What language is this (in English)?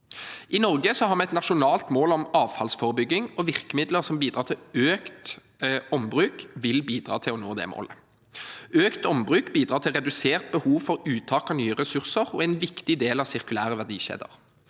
Norwegian